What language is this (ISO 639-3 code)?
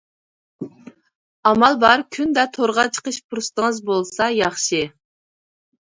uig